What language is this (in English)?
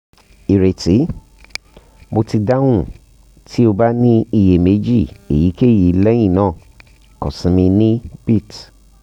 Yoruba